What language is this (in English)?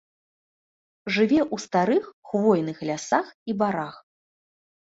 Belarusian